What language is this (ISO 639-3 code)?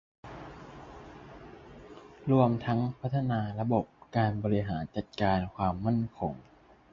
tha